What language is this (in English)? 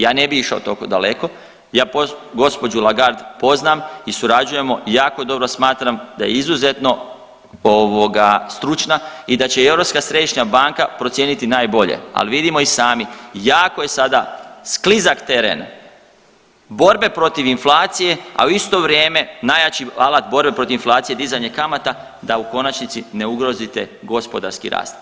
Croatian